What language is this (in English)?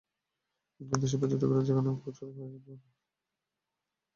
Bangla